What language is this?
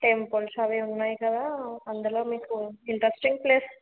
Telugu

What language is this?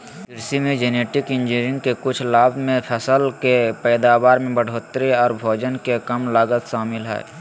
Magahi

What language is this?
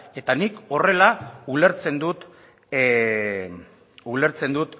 Basque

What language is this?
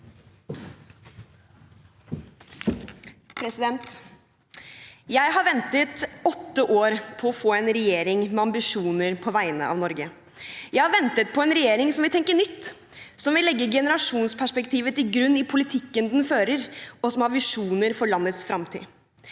Norwegian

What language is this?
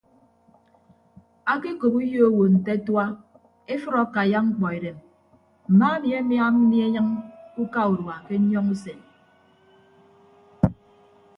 Ibibio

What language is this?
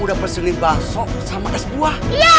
Indonesian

